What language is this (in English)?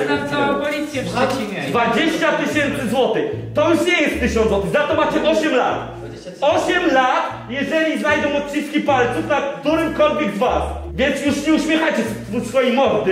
Polish